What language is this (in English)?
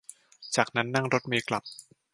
Thai